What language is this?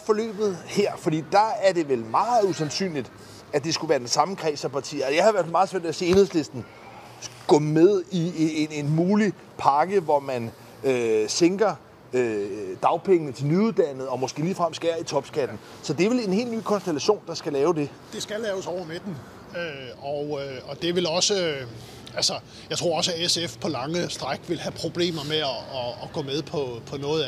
Danish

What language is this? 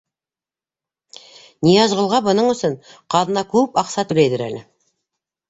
Bashkir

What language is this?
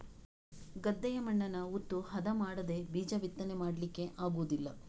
Kannada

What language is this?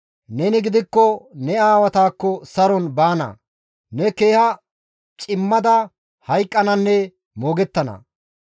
Gamo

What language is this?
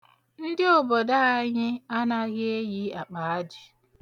Igbo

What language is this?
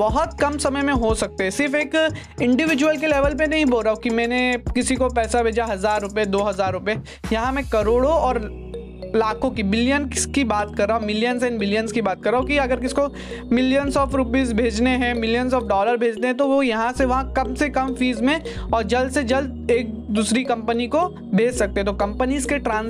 Hindi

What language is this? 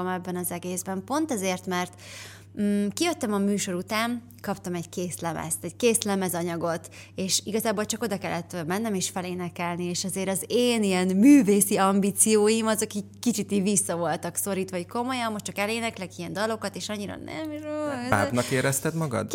Hungarian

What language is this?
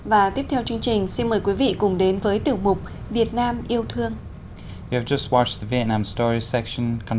Vietnamese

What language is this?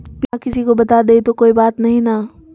Magahi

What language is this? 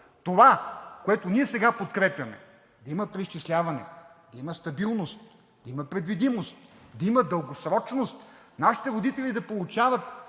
Bulgarian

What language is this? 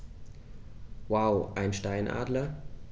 German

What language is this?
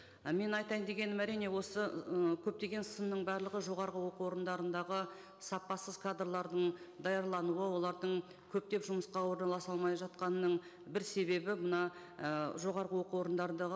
Kazakh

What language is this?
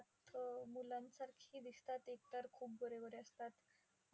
Marathi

